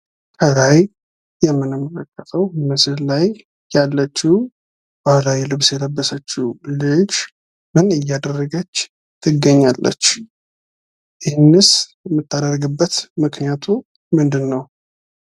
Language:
Amharic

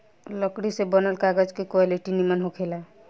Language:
Bhojpuri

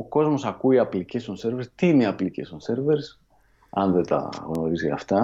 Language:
Greek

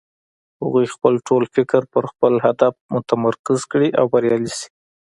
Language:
Pashto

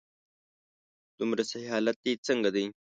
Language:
Pashto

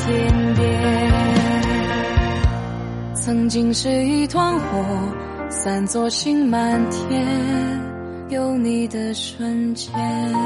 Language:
Chinese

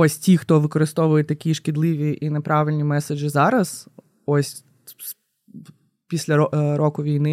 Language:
Ukrainian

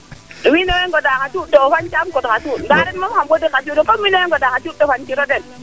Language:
Serer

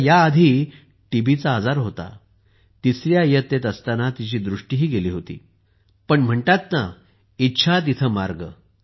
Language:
Marathi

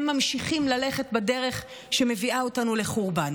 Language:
Hebrew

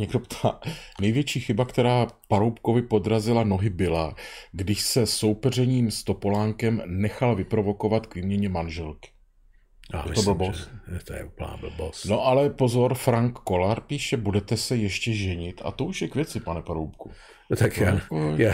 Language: Czech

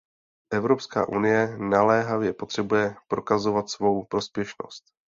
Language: Czech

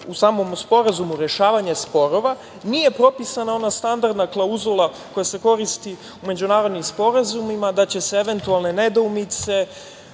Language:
Serbian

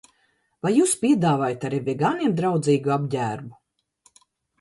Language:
Latvian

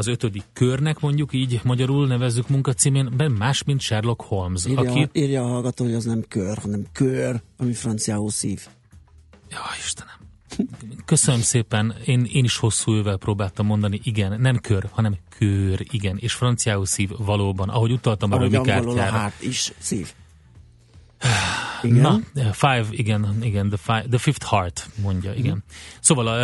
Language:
Hungarian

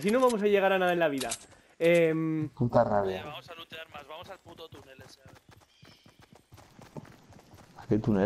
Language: Spanish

